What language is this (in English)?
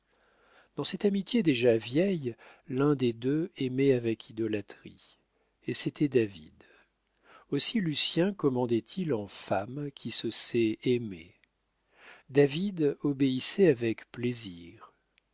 French